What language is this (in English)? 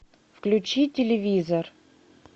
Russian